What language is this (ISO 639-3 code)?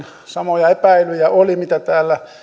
fin